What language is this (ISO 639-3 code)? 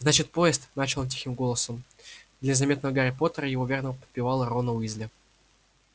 rus